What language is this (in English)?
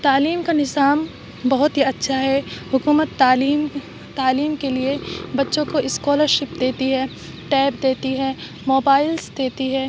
Urdu